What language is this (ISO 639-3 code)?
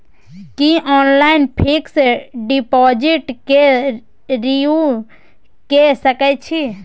mai